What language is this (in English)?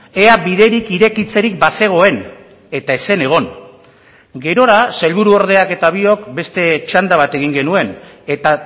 Basque